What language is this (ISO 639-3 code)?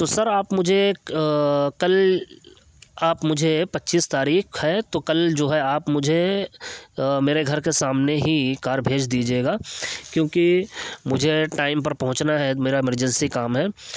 urd